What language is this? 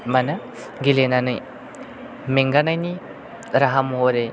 Bodo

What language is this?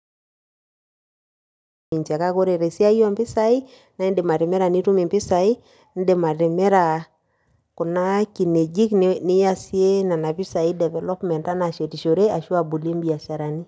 Masai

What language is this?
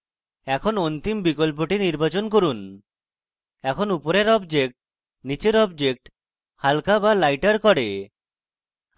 Bangla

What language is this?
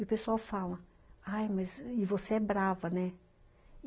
Portuguese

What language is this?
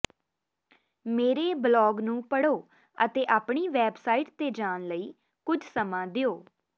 Punjabi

